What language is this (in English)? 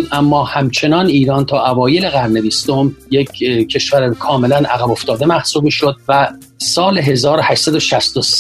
Persian